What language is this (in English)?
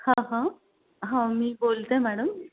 Marathi